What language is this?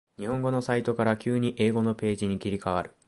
Japanese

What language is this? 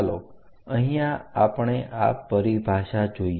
Gujarati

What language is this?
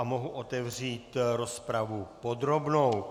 Czech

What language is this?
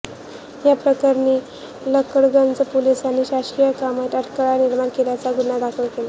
Marathi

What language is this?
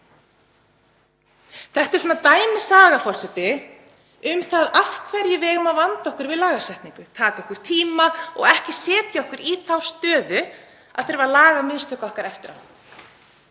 Icelandic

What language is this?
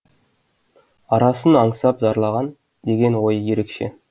Kazakh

